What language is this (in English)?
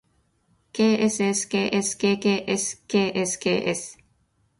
Japanese